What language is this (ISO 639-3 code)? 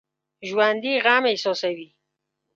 pus